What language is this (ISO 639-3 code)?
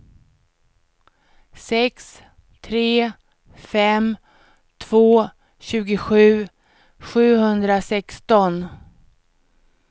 swe